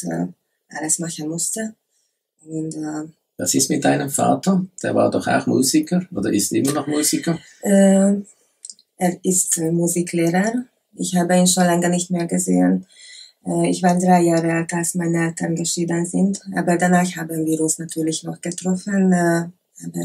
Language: German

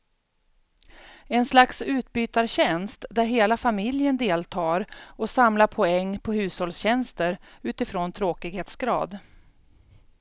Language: Swedish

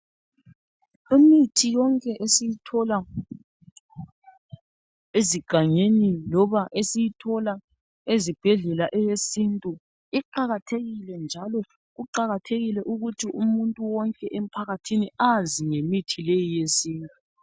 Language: North Ndebele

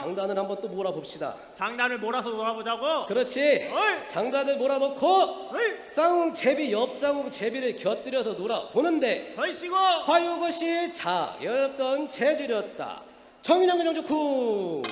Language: Korean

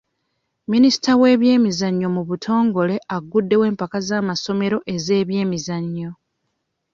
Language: Ganda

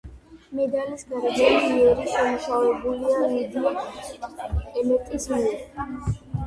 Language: Georgian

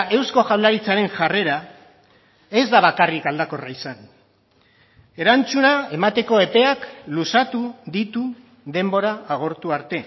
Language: Basque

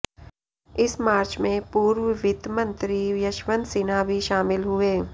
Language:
Hindi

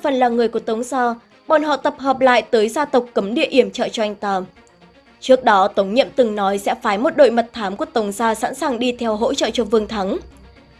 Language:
Vietnamese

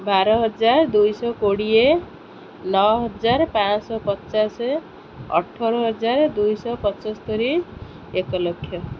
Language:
Odia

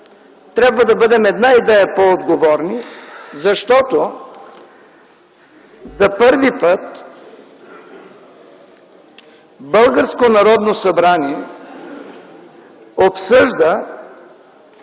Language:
Bulgarian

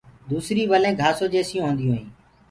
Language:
Gurgula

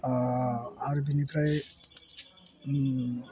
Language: Bodo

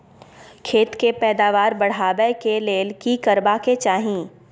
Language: Maithili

